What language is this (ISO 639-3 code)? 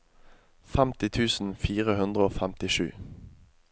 nor